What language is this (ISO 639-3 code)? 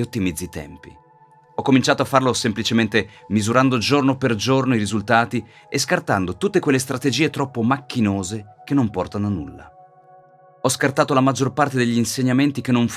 ita